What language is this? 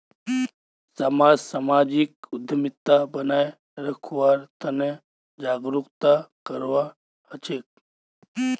Magahi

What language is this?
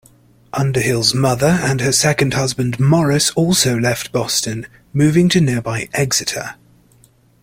English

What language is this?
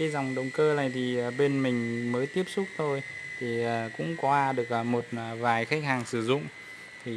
Vietnamese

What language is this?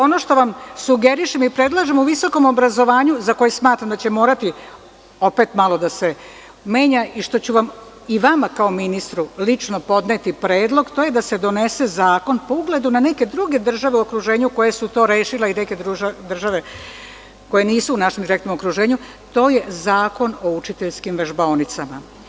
Serbian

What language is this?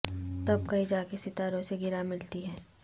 Urdu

